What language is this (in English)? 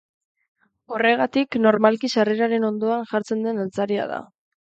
Basque